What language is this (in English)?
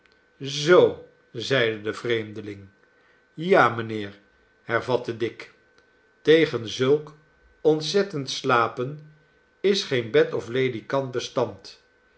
Dutch